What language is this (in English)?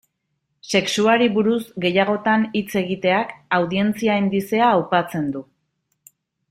Basque